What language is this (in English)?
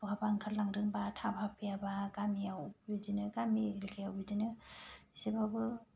Bodo